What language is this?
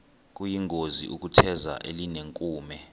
Xhosa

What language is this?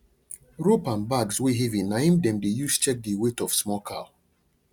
Nigerian Pidgin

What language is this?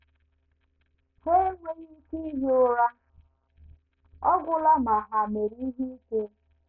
Igbo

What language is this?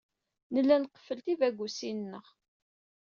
Kabyle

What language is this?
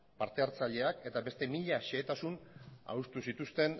Basque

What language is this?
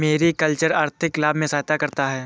Hindi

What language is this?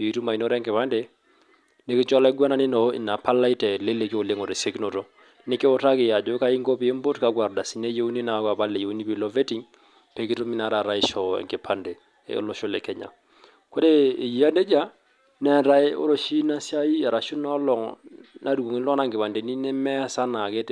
Masai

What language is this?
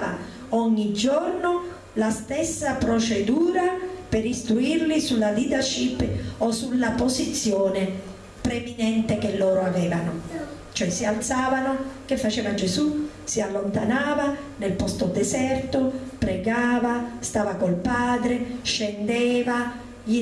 Italian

